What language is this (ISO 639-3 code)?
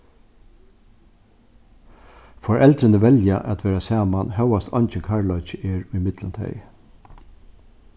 fao